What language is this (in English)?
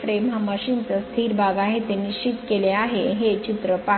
Marathi